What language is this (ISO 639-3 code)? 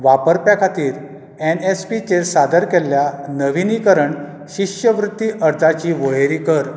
kok